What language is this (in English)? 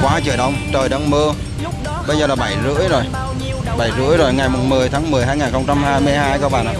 Vietnamese